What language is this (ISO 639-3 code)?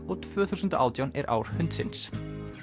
isl